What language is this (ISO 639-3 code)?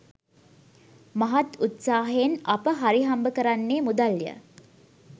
sin